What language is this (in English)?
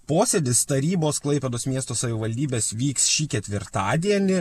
Lithuanian